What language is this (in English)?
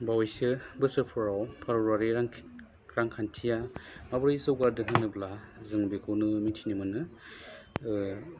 Bodo